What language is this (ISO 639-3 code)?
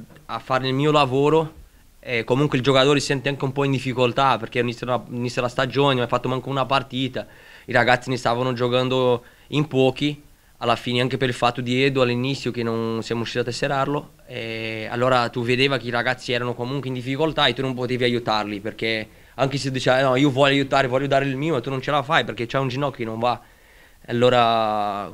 ita